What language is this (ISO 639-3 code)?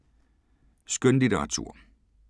dan